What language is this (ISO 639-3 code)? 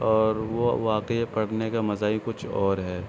urd